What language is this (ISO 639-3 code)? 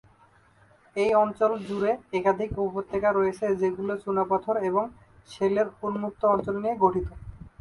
ben